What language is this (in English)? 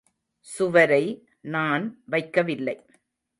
Tamil